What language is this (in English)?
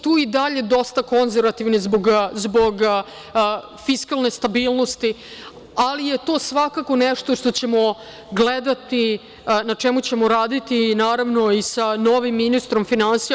Serbian